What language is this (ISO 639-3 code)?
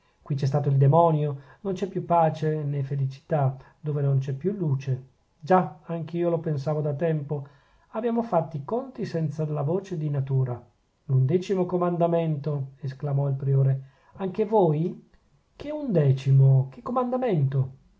ita